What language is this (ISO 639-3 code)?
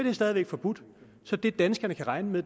dan